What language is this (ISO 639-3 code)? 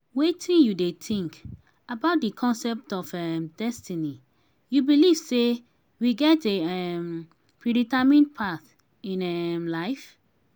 pcm